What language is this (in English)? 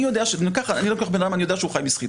Hebrew